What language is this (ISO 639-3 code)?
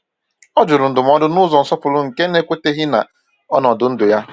ibo